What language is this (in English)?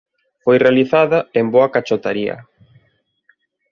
Galician